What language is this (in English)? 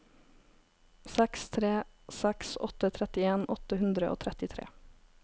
Norwegian